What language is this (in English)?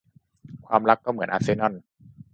Thai